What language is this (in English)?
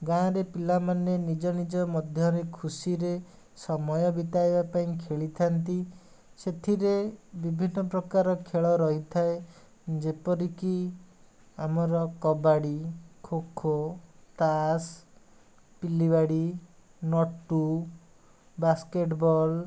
Odia